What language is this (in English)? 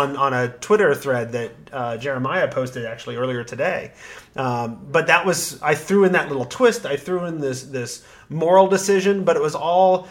English